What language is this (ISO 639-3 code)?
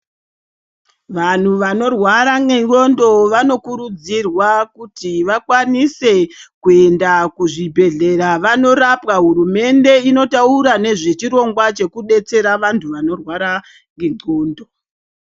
ndc